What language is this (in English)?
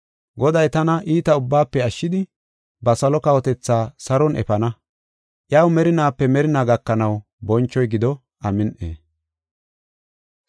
Gofa